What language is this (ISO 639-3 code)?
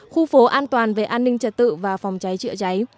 vie